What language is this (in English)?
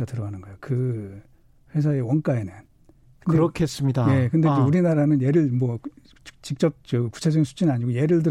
Korean